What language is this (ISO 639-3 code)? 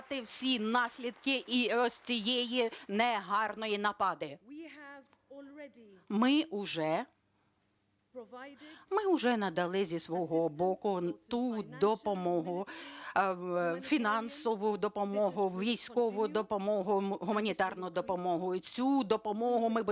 ukr